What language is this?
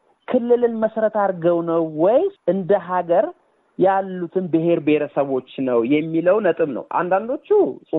Amharic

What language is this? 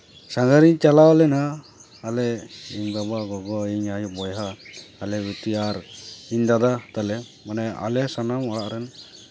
Santali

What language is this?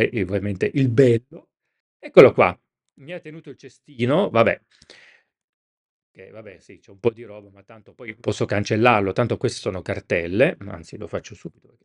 Italian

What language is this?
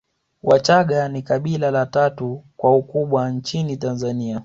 Swahili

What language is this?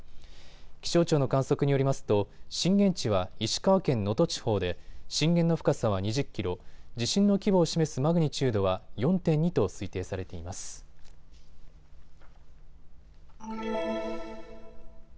Japanese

